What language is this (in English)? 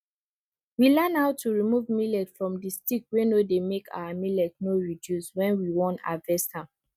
Nigerian Pidgin